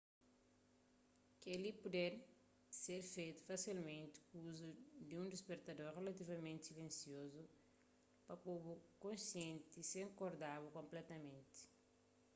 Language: Kabuverdianu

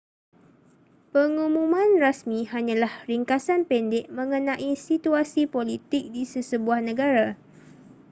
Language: Malay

